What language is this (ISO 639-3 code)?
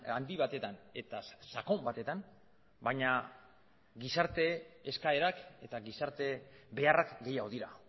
eus